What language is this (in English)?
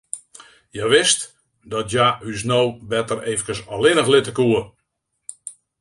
Western Frisian